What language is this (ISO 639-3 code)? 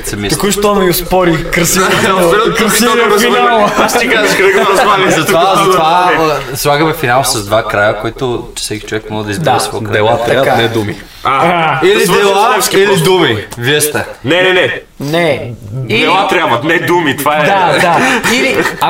bul